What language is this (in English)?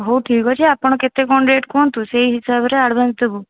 Odia